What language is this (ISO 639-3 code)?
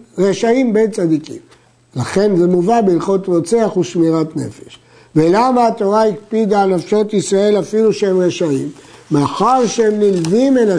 heb